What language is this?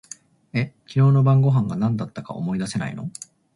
Japanese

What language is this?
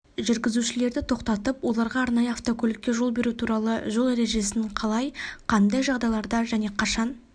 Kazakh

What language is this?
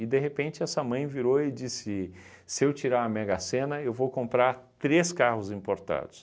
Portuguese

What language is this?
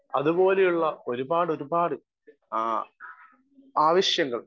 Malayalam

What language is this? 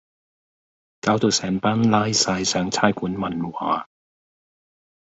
Cantonese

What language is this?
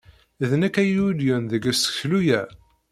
Kabyle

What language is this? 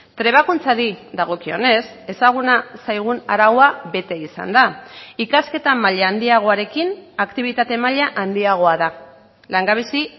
Basque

